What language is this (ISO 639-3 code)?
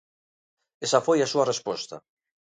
glg